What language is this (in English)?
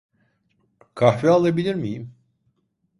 Turkish